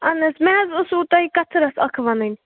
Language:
Kashmiri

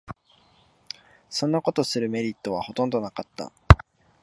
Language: Japanese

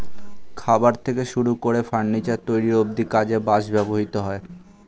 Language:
Bangla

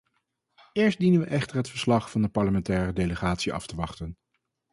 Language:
Dutch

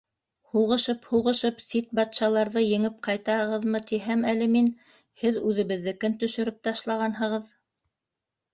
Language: Bashkir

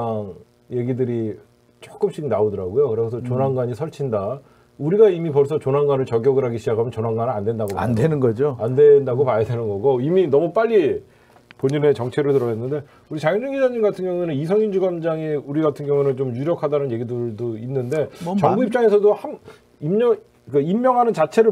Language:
Korean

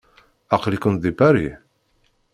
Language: Kabyle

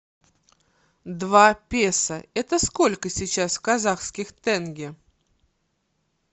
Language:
Russian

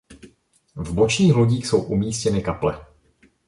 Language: Czech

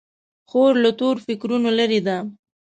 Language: Pashto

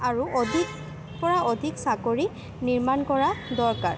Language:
Assamese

